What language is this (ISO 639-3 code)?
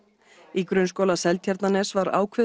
isl